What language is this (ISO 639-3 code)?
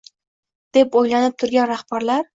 uzb